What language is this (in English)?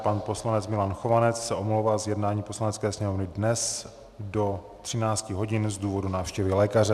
Czech